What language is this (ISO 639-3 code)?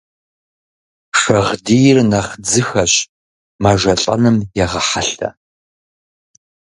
kbd